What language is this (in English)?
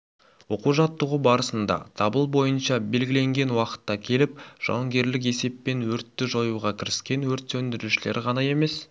Kazakh